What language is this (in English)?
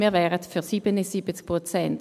Swiss German